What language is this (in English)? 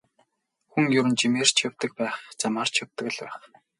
Mongolian